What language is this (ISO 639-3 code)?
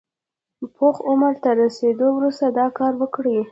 pus